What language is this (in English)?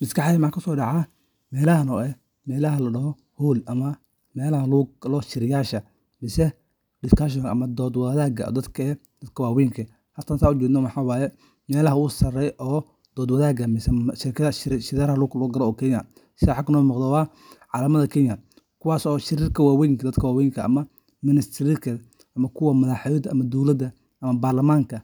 Somali